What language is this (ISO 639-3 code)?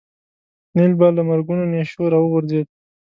pus